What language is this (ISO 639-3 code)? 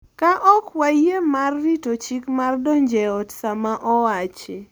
luo